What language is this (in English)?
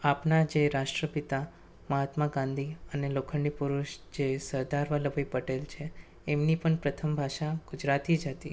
Gujarati